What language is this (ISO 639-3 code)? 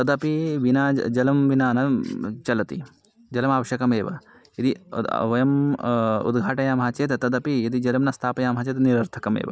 san